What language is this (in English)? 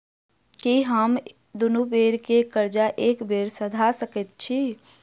Maithili